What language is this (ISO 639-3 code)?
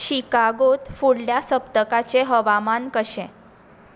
kok